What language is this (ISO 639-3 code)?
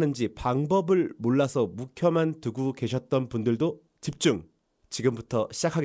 kor